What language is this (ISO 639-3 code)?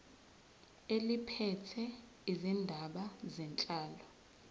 zul